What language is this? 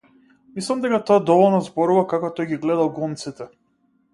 Macedonian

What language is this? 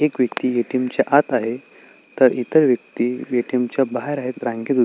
Marathi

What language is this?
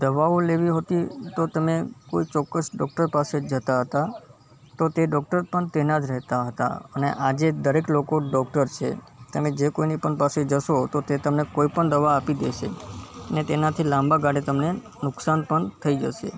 Gujarati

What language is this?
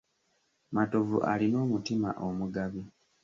Ganda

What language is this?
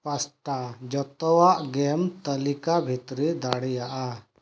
Santali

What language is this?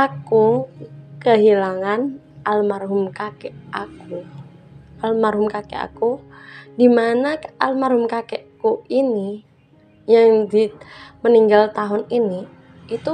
Indonesian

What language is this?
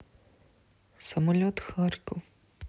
Russian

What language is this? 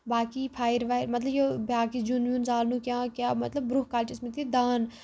Kashmiri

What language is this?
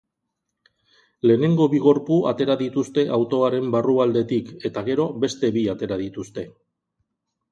Basque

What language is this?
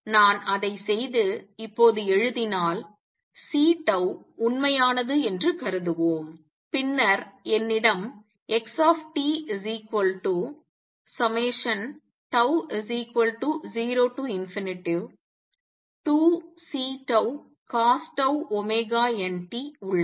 Tamil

